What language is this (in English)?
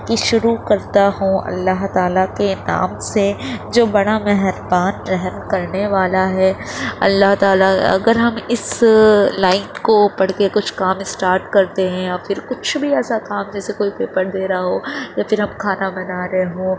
Urdu